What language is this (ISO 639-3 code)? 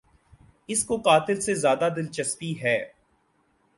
urd